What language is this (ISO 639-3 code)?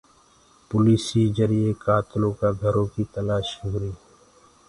ggg